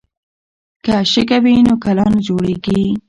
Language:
Pashto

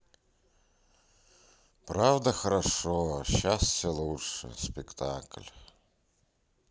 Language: Russian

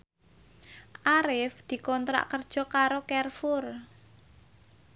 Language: Javanese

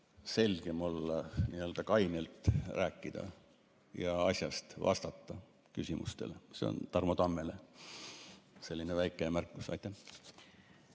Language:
Estonian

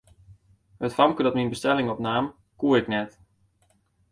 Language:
Western Frisian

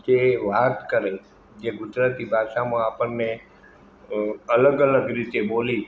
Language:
Gujarati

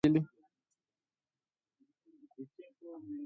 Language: Swahili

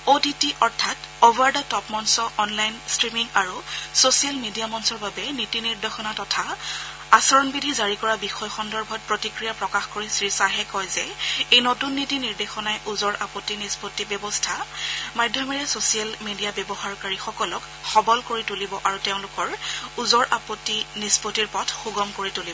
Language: Assamese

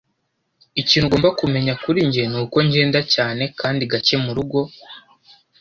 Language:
Kinyarwanda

